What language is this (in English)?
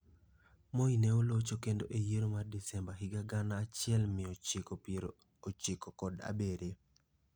Luo (Kenya and Tanzania)